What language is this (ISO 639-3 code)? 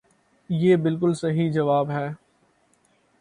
urd